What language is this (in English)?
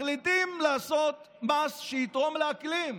Hebrew